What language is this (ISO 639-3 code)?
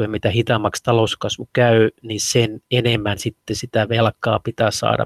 fin